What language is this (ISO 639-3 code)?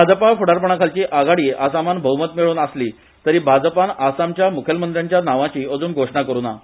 kok